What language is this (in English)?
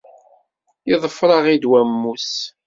Kabyle